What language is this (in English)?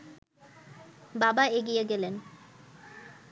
Bangla